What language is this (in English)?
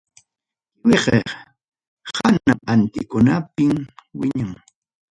Ayacucho Quechua